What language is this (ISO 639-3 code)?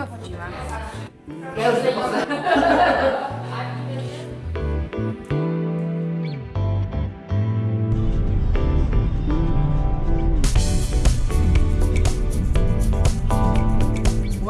pol